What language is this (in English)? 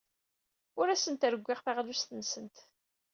Kabyle